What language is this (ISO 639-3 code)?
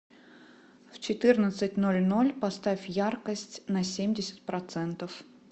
rus